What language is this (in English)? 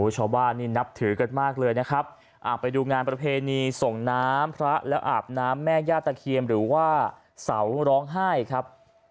Thai